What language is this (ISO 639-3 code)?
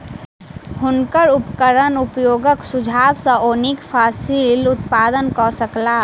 mai